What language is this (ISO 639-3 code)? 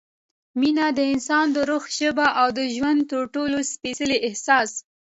pus